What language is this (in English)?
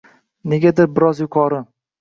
Uzbek